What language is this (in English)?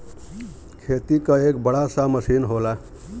Bhojpuri